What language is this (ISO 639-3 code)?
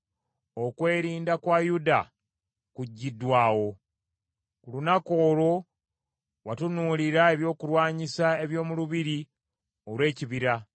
lug